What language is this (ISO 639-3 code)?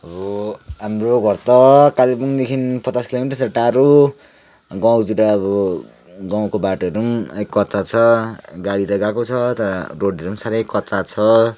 nep